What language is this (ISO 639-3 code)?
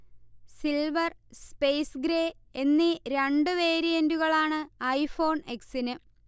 mal